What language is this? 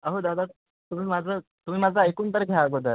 Marathi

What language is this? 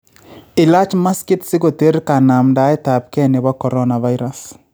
Kalenjin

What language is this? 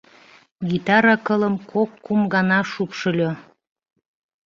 Mari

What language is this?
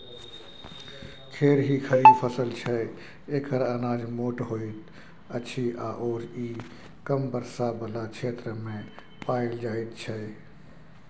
Maithili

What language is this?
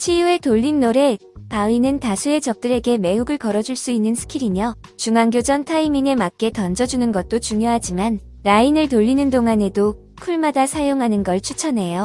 Korean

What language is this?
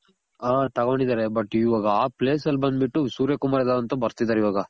Kannada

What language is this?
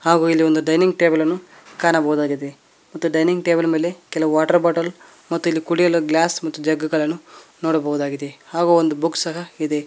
Kannada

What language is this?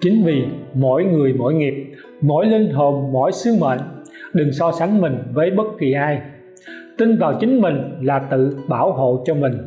Vietnamese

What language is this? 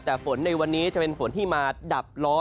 Thai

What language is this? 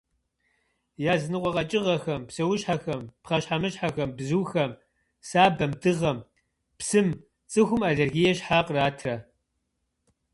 Kabardian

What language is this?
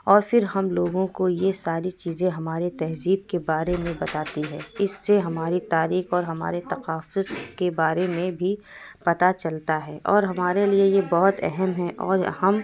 Urdu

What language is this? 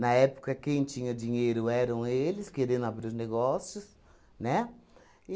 Portuguese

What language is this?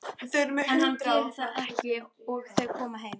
Icelandic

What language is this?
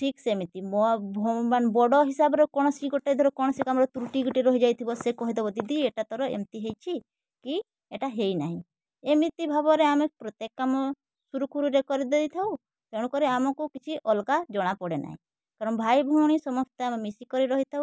Odia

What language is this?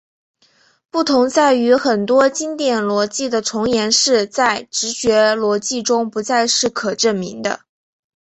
Chinese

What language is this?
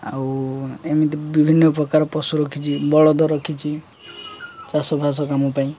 Odia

